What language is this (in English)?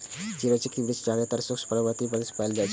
Maithili